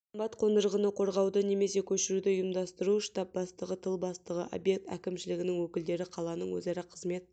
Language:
Kazakh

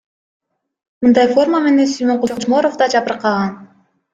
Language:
Kyrgyz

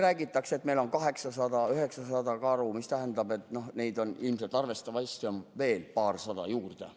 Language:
Estonian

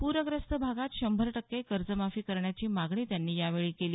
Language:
Marathi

